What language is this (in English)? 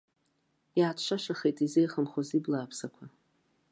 Abkhazian